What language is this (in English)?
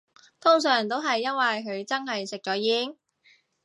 Cantonese